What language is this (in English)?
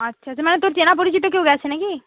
Bangla